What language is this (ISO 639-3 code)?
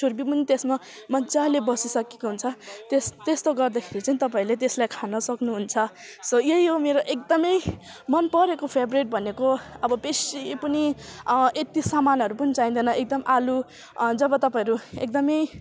nep